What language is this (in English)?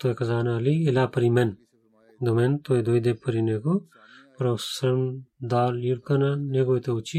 Bulgarian